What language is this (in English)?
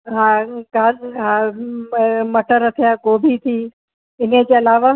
Sindhi